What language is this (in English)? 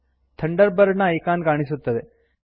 Kannada